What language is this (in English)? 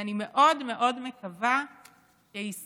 Hebrew